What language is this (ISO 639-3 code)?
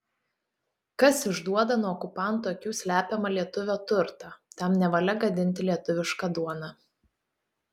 lit